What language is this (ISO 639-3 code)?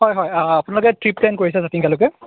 asm